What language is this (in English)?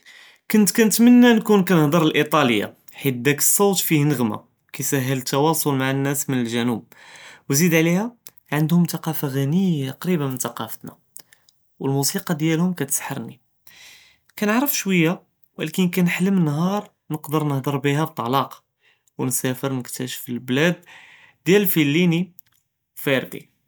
Judeo-Arabic